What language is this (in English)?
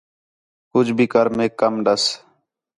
Khetrani